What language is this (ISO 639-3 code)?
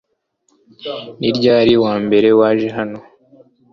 kin